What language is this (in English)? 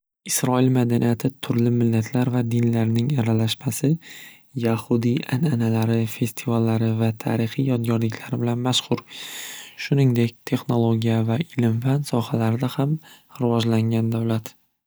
Uzbek